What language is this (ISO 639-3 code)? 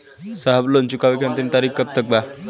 bho